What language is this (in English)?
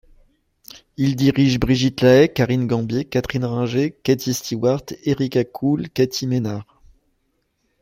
French